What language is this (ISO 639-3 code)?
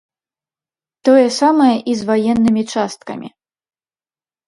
bel